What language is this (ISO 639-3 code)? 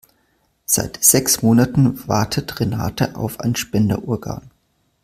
deu